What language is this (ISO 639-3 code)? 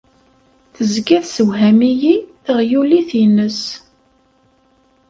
kab